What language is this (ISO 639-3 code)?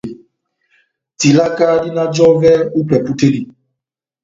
bnm